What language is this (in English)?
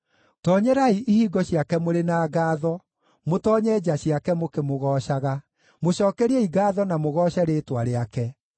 Kikuyu